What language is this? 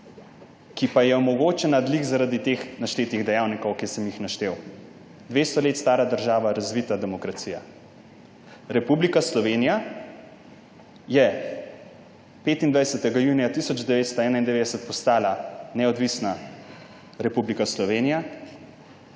Slovenian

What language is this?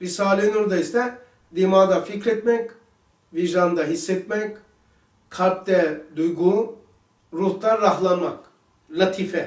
Turkish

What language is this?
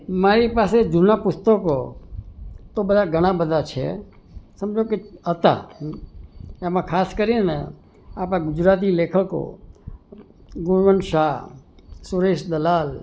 Gujarati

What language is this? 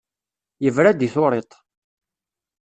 Kabyle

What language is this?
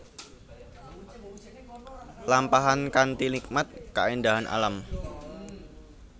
Javanese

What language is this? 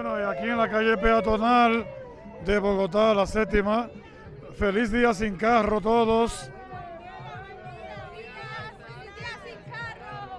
Spanish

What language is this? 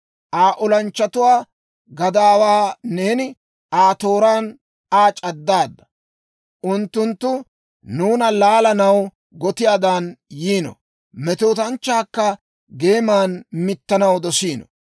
Dawro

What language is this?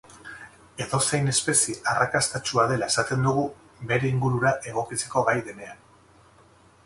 Basque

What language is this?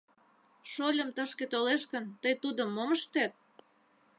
Mari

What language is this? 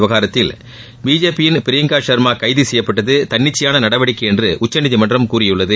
Tamil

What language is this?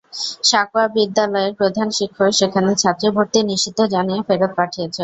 Bangla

